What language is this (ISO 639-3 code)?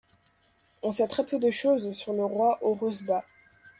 fra